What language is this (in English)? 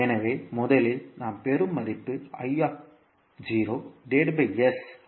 Tamil